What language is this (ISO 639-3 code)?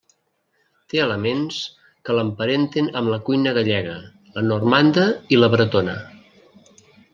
cat